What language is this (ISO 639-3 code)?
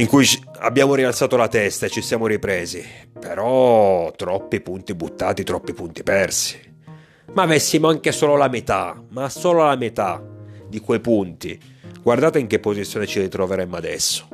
ita